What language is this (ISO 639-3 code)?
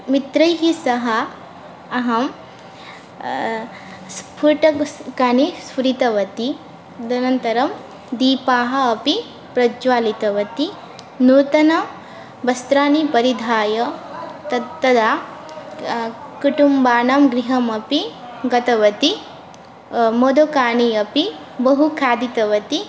san